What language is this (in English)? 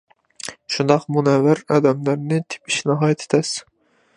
Uyghur